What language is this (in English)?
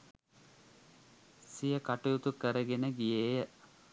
Sinhala